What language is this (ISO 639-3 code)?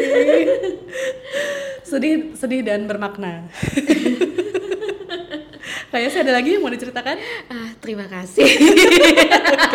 ind